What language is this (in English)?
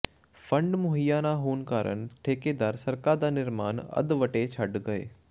Punjabi